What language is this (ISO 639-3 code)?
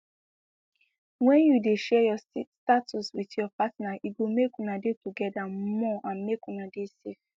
pcm